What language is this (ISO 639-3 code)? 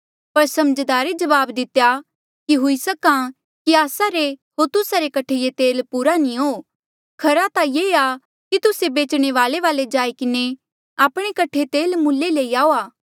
mjl